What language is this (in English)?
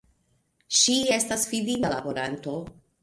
Esperanto